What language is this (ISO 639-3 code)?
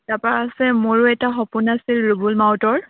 asm